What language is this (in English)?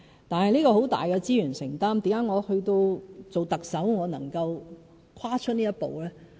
Cantonese